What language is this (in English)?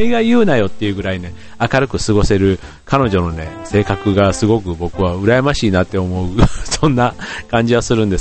Japanese